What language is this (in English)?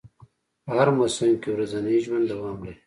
Pashto